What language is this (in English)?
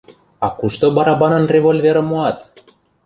Mari